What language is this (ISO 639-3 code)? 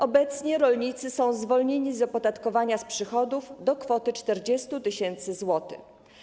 pol